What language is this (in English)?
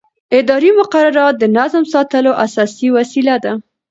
Pashto